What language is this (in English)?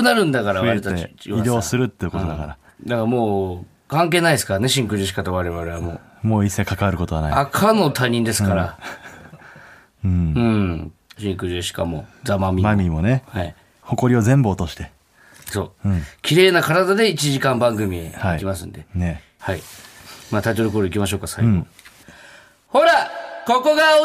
Japanese